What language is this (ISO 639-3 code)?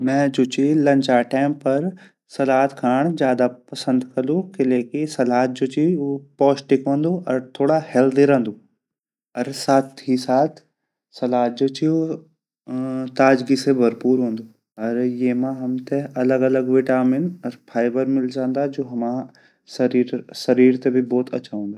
gbm